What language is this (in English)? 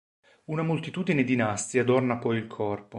Italian